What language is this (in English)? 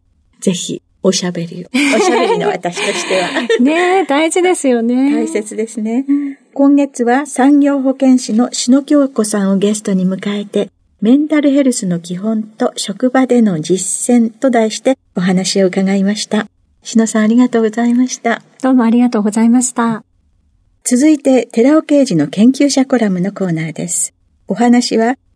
Japanese